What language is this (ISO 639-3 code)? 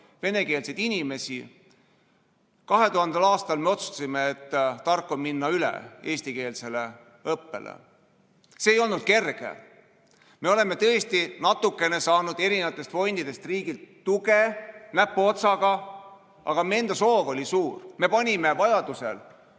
est